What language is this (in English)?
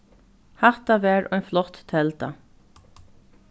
Faroese